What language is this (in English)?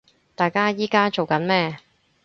Cantonese